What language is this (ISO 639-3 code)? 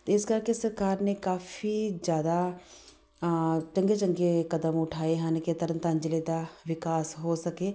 pan